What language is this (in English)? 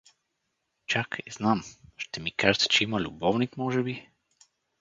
Bulgarian